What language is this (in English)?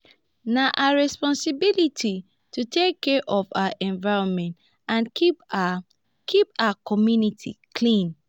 Nigerian Pidgin